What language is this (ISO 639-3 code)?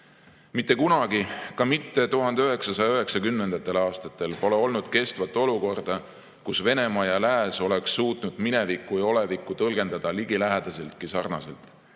est